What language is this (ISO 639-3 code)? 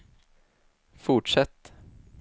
swe